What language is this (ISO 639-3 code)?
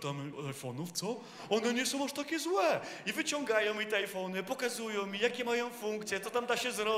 pol